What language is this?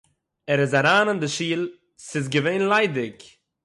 Yiddish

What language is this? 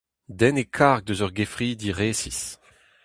Breton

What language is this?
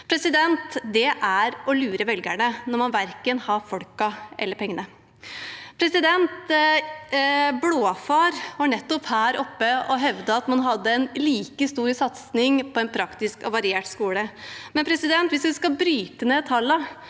Norwegian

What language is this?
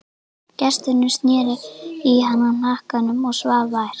Icelandic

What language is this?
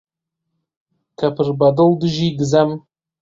Central Kurdish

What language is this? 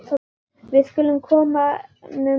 Icelandic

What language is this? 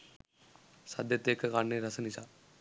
Sinhala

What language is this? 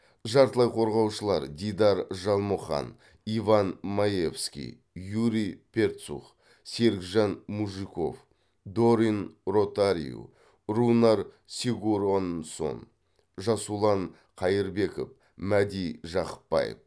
Kazakh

